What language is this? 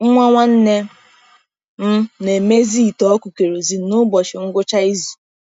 Igbo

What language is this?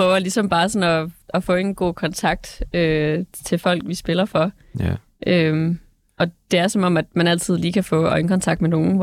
Danish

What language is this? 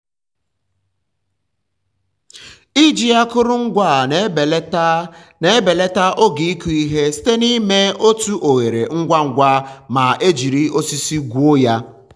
Igbo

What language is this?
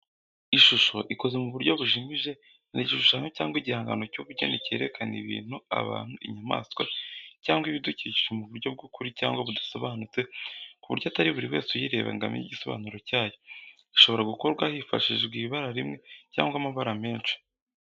Kinyarwanda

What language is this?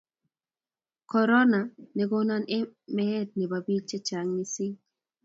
Kalenjin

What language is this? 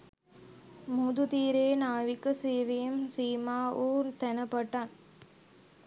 Sinhala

